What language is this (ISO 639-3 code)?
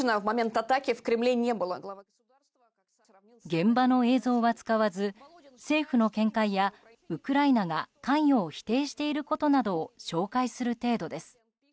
jpn